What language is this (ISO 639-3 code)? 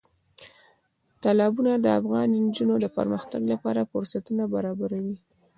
pus